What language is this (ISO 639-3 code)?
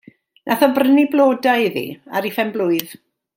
cym